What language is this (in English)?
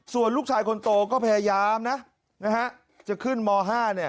Thai